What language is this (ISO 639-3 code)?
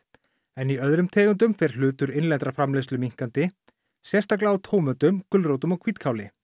isl